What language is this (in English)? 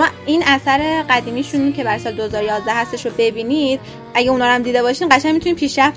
Persian